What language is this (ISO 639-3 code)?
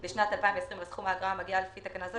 heb